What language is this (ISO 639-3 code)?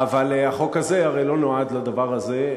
heb